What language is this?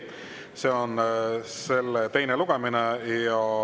Estonian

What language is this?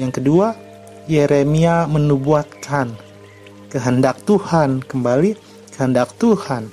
Indonesian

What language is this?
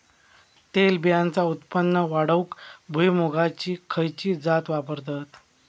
Marathi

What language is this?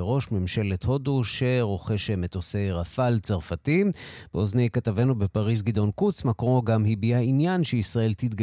Hebrew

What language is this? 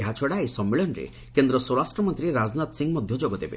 Odia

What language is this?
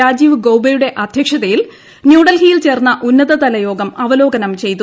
Malayalam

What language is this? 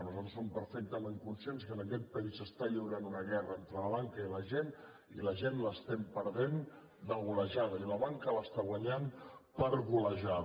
Catalan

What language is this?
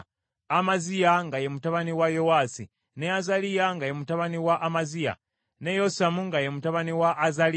Ganda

